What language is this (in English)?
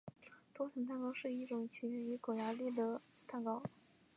Chinese